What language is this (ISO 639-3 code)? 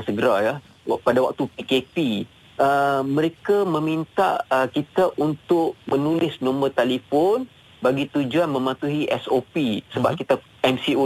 msa